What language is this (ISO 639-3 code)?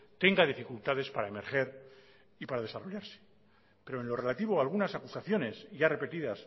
spa